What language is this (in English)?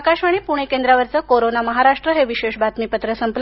Marathi